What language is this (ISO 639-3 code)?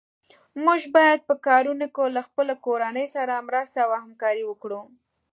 pus